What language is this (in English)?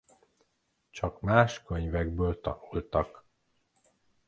Hungarian